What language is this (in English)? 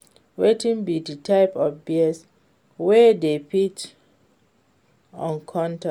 Nigerian Pidgin